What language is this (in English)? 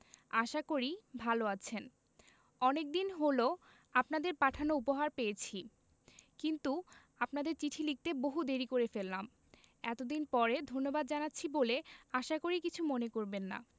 Bangla